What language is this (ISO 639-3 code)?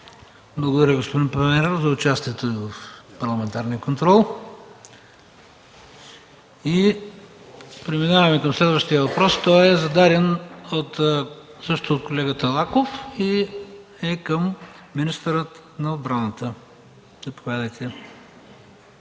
bul